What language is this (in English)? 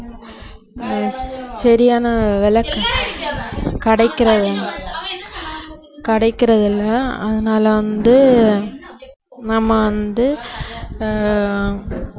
Tamil